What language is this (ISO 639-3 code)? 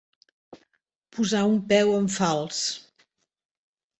cat